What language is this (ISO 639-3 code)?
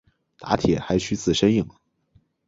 zho